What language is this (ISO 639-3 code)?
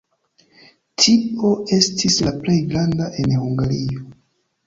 epo